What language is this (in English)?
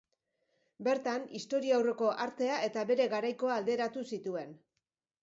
Basque